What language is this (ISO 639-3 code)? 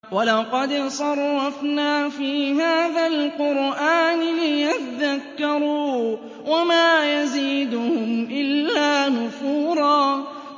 ara